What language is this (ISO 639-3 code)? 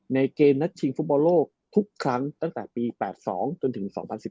tha